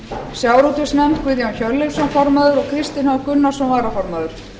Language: Icelandic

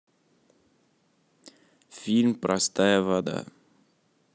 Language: Russian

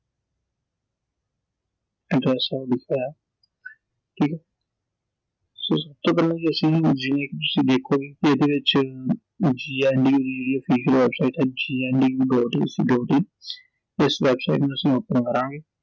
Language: Punjabi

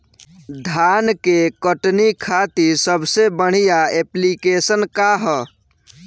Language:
Bhojpuri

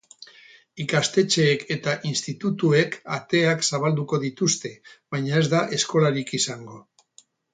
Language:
Basque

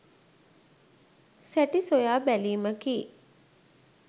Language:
Sinhala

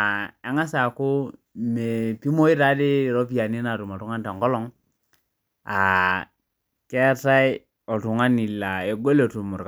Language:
Masai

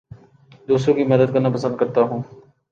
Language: Urdu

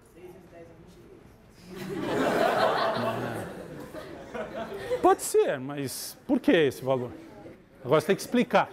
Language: Portuguese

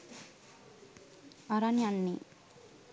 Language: Sinhala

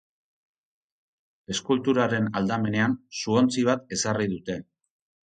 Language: Basque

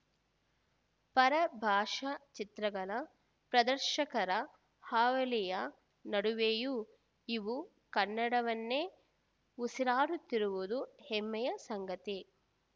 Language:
Kannada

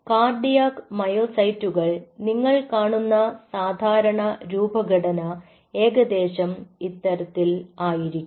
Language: Malayalam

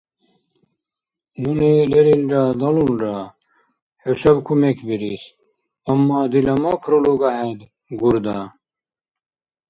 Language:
Dargwa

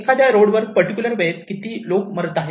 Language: Marathi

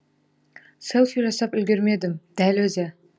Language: Kazakh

